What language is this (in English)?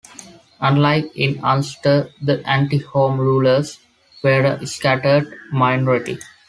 English